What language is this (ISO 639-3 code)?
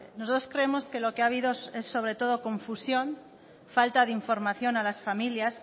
spa